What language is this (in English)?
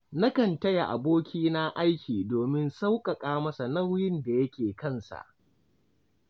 Hausa